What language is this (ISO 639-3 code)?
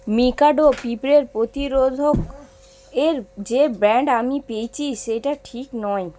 ben